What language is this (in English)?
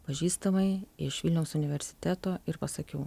Lithuanian